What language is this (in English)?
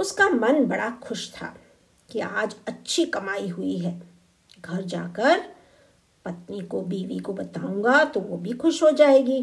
Hindi